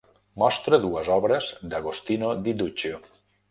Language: Catalan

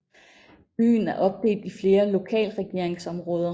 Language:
Danish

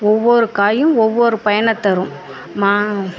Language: Tamil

